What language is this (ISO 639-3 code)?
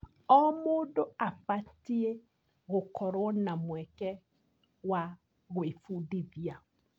kik